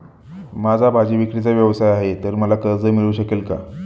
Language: Marathi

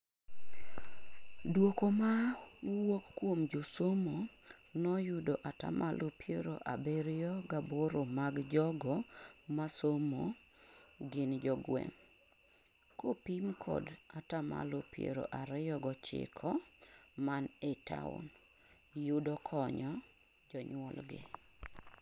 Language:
Luo (Kenya and Tanzania)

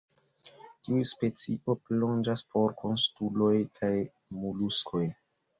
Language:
Esperanto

